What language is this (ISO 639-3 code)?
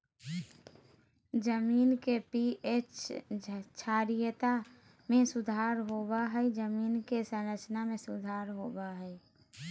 mag